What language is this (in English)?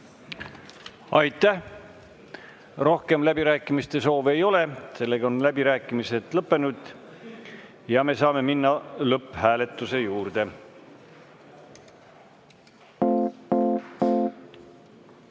Estonian